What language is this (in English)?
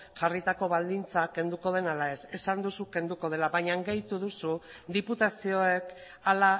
Basque